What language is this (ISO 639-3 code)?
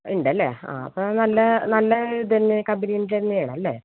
mal